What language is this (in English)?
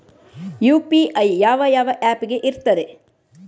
Kannada